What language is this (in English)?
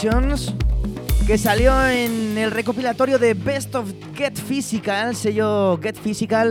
Spanish